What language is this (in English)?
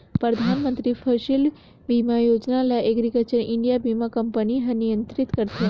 Chhattisgarhi